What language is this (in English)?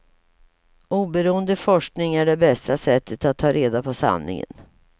Swedish